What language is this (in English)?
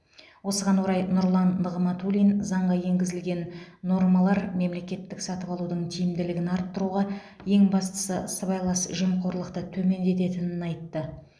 Kazakh